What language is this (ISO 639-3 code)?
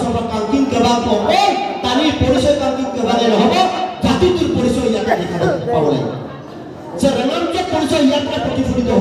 tur